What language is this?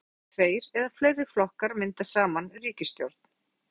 Icelandic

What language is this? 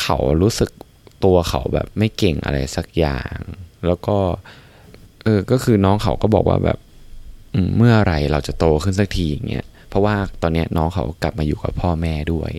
Thai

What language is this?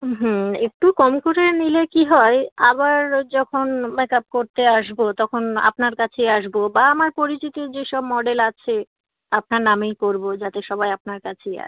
Bangla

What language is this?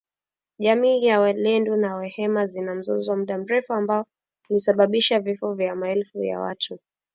Swahili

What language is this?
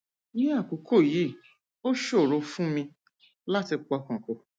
Yoruba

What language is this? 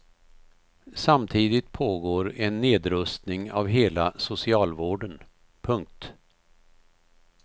Swedish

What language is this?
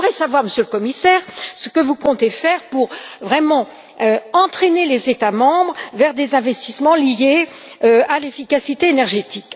French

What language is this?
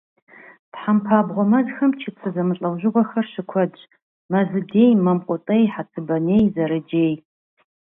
Kabardian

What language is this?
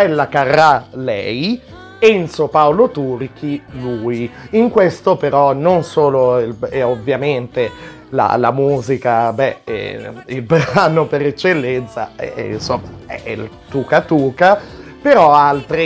Italian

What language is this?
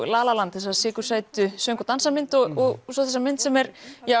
Icelandic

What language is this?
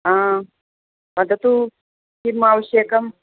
Sanskrit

